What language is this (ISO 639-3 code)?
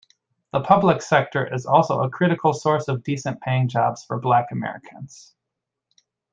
eng